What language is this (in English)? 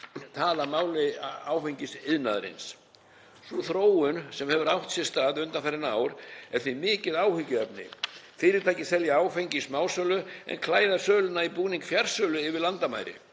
Icelandic